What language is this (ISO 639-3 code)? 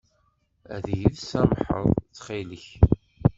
kab